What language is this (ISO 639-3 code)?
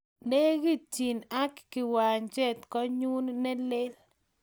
kln